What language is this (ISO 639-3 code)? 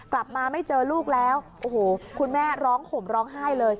tha